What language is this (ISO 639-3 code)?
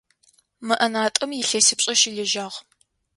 ady